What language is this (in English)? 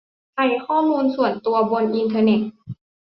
Thai